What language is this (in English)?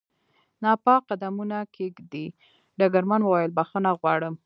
Pashto